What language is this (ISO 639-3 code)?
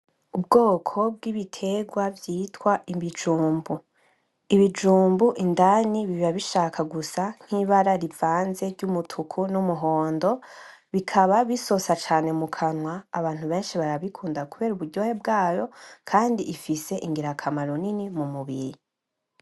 run